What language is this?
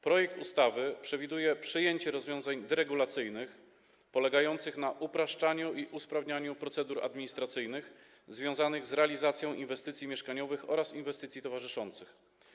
Polish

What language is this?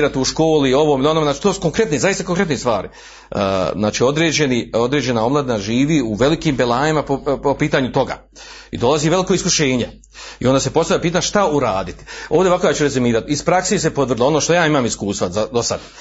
Croatian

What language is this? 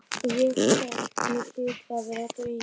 Icelandic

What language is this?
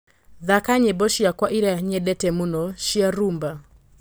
Kikuyu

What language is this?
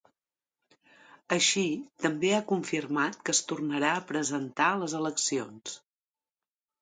Catalan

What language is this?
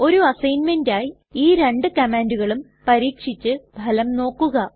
Malayalam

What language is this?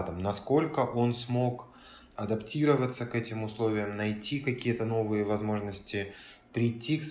Russian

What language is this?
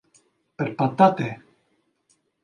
Greek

